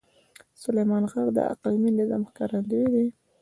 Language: Pashto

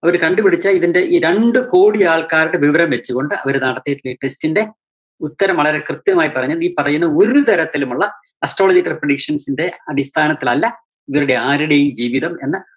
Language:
Malayalam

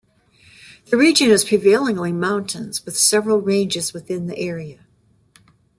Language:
English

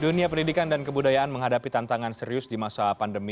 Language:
Indonesian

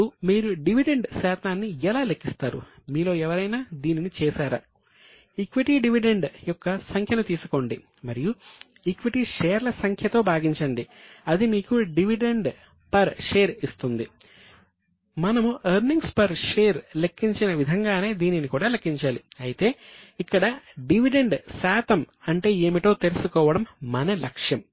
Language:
Telugu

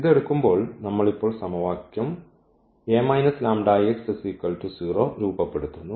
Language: Malayalam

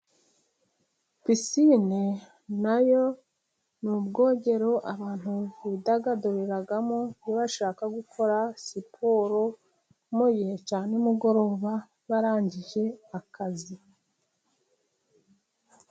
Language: Kinyarwanda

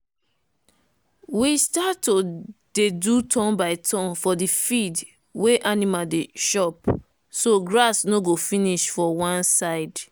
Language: Nigerian Pidgin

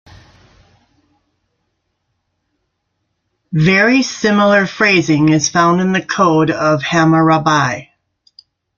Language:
English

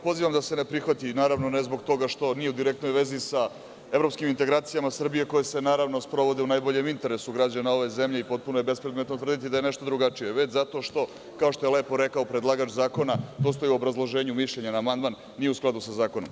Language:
Serbian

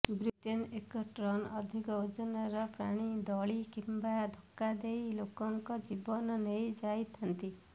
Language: Odia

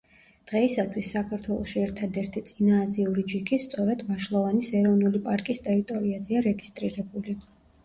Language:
Georgian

